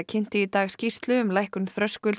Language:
Icelandic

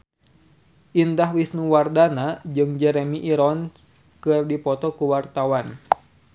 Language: Sundanese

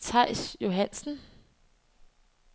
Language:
Danish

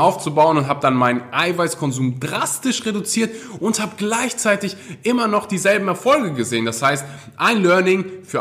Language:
German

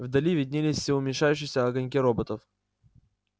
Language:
Russian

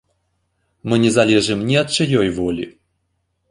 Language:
Belarusian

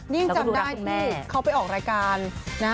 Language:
Thai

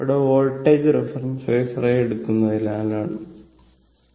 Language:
Malayalam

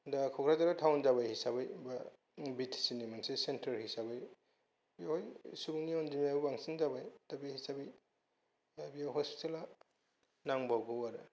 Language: Bodo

